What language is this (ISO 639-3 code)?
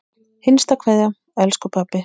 isl